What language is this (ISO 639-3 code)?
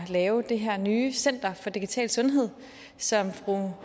dan